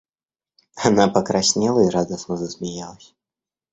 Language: Russian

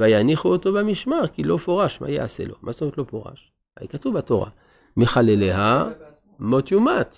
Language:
Hebrew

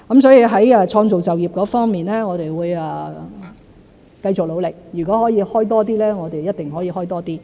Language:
Cantonese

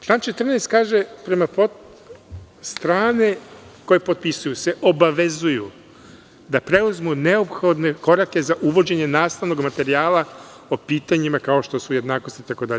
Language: Serbian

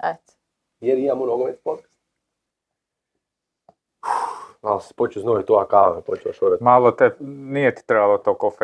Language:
Croatian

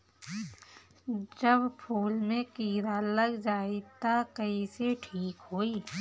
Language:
Bhojpuri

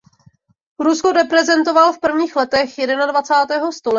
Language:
Czech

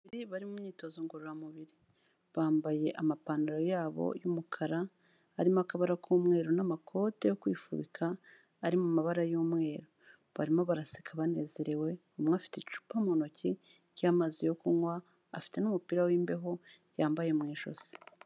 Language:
Kinyarwanda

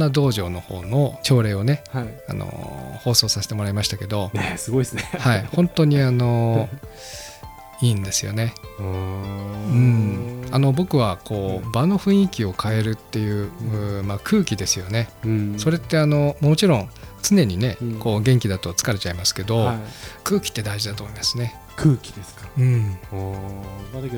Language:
Japanese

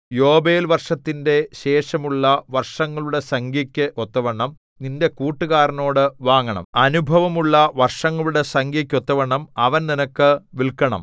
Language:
Malayalam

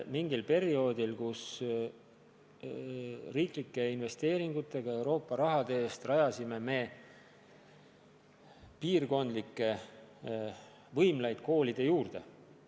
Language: Estonian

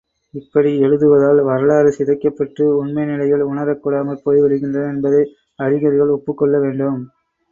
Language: Tamil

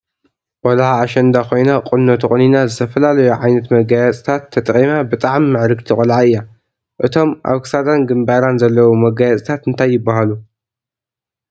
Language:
Tigrinya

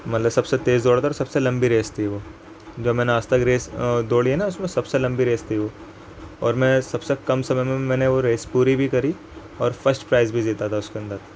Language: Urdu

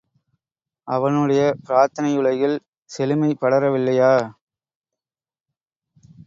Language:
Tamil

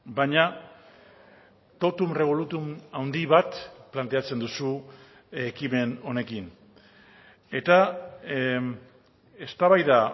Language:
Basque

